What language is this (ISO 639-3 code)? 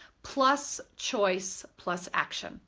eng